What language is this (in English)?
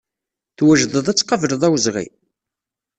Kabyle